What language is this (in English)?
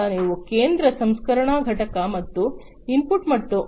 Kannada